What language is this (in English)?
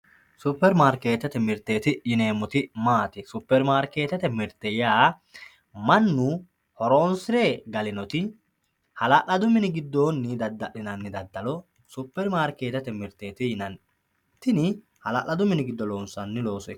Sidamo